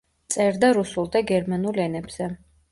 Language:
Georgian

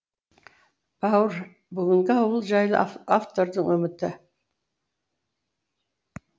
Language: Kazakh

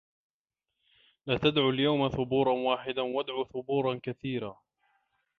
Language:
Arabic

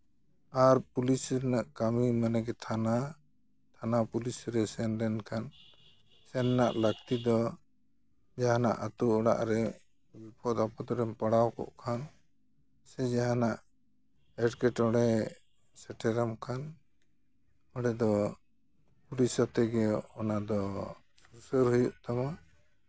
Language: Santali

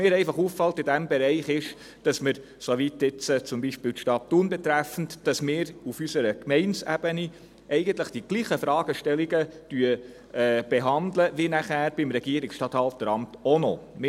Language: Swiss German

